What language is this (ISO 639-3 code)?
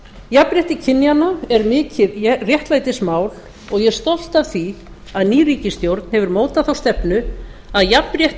isl